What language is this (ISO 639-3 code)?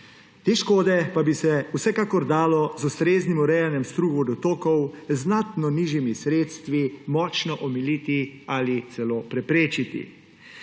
slv